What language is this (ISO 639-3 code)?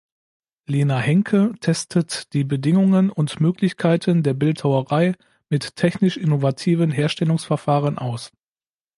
deu